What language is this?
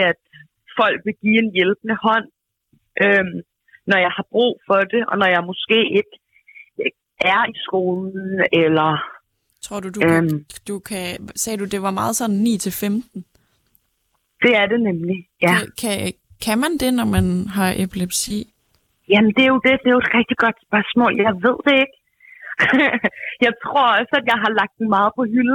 Danish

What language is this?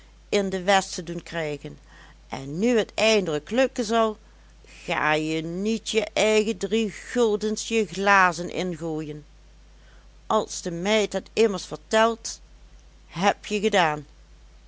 Dutch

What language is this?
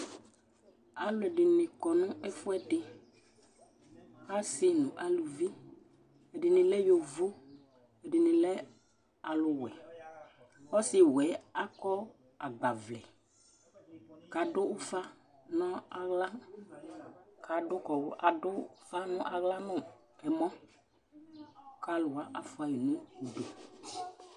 Ikposo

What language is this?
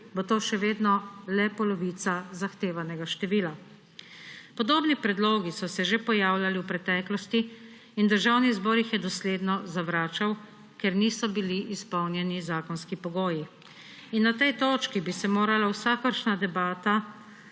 Slovenian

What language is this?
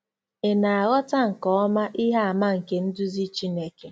Igbo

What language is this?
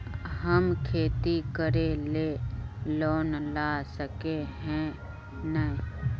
Magahi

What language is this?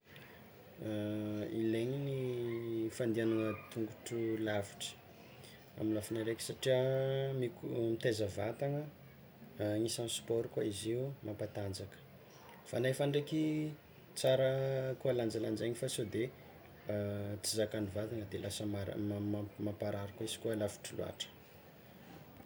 Tsimihety Malagasy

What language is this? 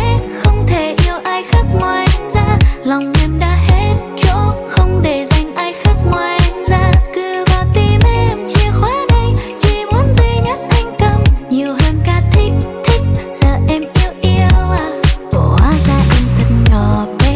Vietnamese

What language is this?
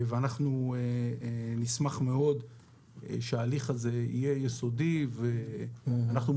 Hebrew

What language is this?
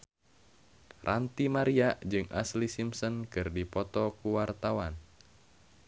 Sundanese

